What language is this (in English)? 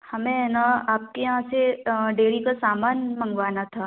Hindi